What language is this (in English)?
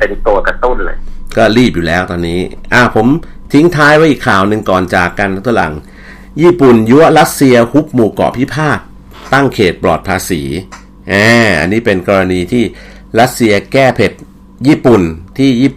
Thai